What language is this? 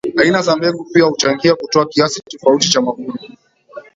Swahili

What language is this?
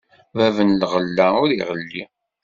Kabyle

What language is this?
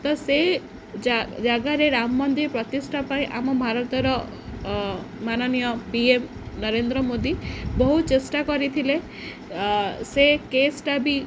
Odia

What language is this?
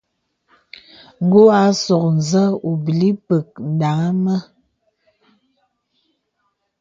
Bebele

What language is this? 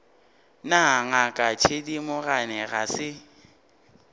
Northern Sotho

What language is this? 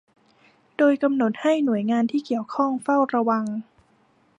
Thai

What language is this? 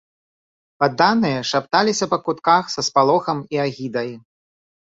Belarusian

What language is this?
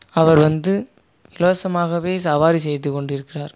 Tamil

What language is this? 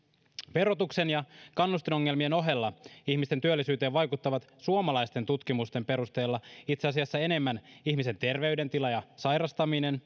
Finnish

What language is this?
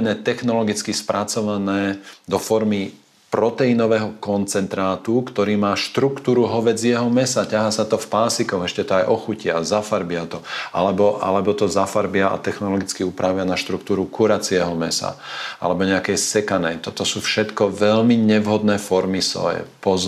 Slovak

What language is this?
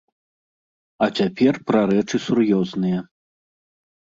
Belarusian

